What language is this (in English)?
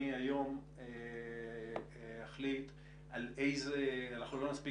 Hebrew